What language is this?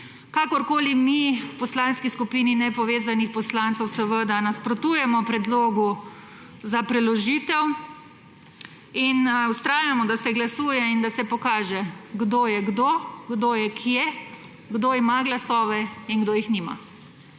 Slovenian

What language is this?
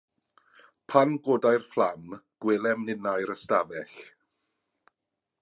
Welsh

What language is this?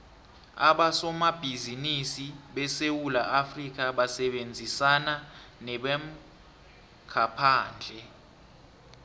South Ndebele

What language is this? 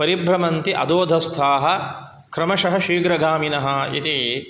Sanskrit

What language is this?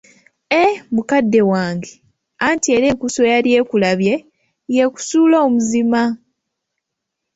Ganda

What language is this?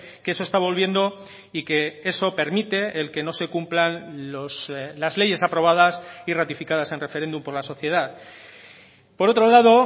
Spanish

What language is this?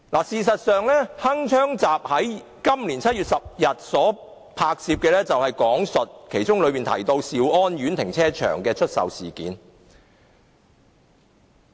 Cantonese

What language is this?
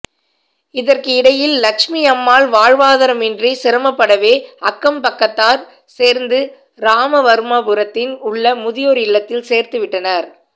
Tamil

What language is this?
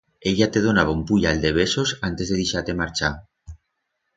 Aragonese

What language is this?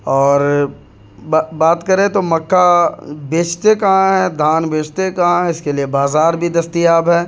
Urdu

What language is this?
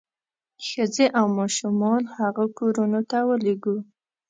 Pashto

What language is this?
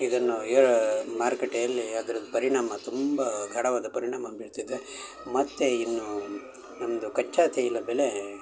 Kannada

